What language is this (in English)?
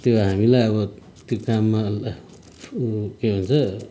Nepali